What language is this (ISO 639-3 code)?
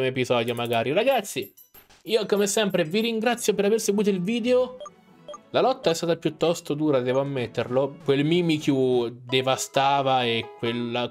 ita